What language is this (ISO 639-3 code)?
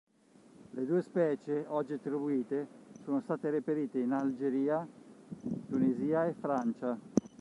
ita